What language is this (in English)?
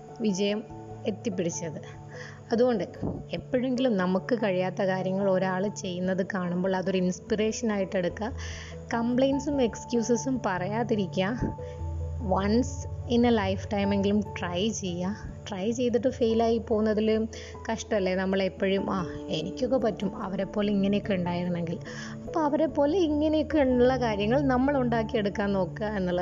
Malayalam